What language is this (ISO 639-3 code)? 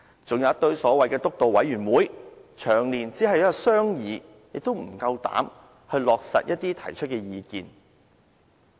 yue